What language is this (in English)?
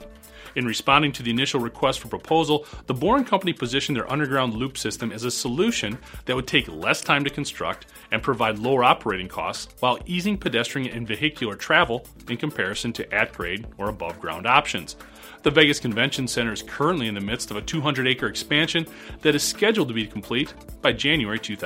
English